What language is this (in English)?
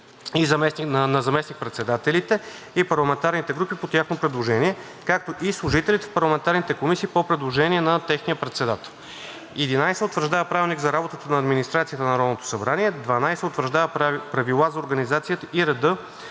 Bulgarian